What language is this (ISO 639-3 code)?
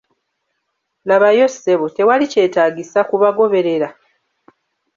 lug